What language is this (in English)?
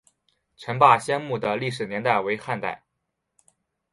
Chinese